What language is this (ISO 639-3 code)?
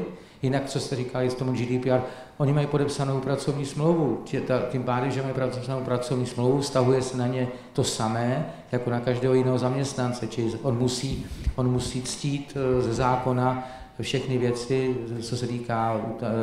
ces